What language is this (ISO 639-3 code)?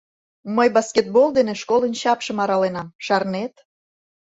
chm